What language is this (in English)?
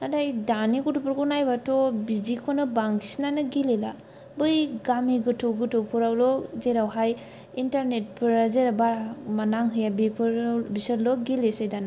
Bodo